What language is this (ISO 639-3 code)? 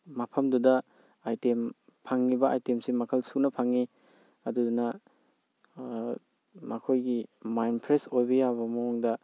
mni